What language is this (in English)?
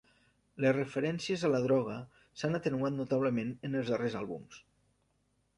Catalan